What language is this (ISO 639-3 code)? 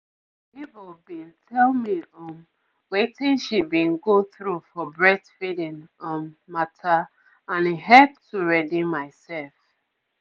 pcm